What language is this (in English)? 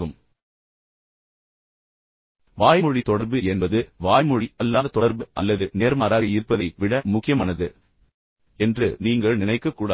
Tamil